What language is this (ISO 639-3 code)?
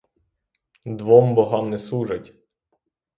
ukr